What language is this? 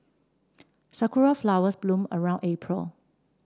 English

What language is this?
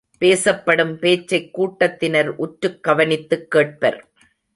Tamil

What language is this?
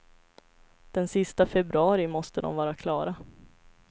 Swedish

